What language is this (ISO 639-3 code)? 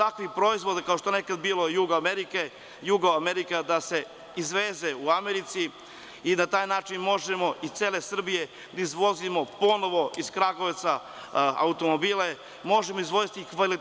srp